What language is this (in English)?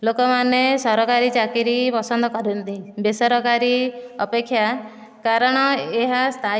Odia